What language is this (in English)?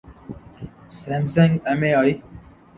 Urdu